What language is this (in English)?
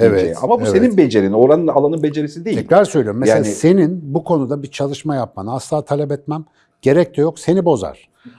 Turkish